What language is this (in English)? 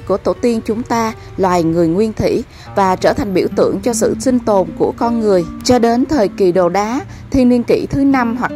Vietnamese